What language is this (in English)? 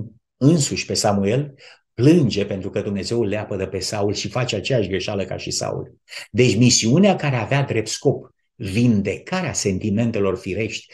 Romanian